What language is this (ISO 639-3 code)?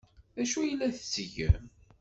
kab